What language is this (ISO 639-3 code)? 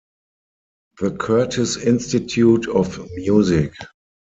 deu